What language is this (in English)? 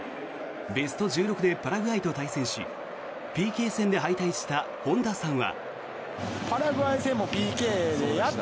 Japanese